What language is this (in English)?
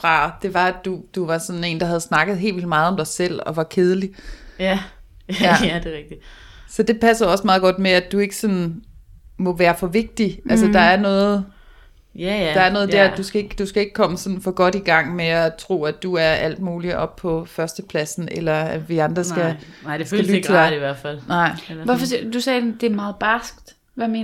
Danish